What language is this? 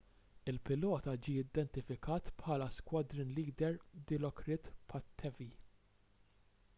Maltese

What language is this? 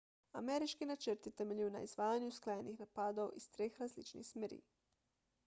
Slovenian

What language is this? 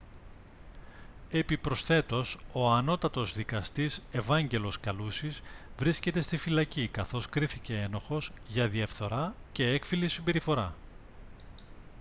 Greek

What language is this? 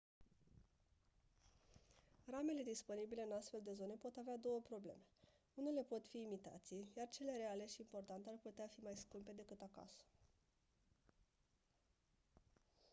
Romanian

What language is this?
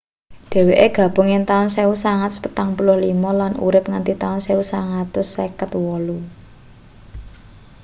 Javanese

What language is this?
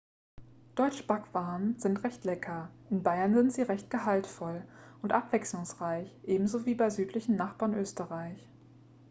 German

